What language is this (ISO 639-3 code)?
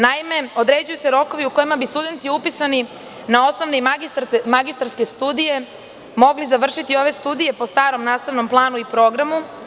srp